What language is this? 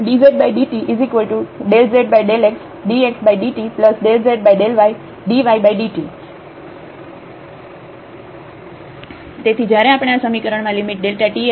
Gujarati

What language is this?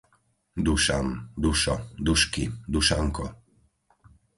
Slovak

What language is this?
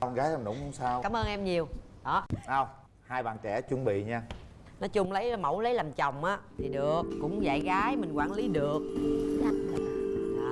Vietnamese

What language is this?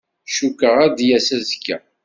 Kabyle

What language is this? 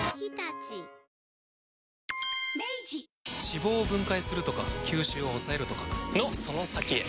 Japanese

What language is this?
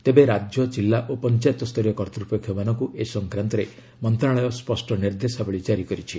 Odia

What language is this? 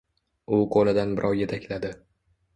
Uzbek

